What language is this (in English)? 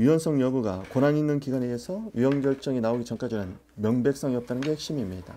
Korean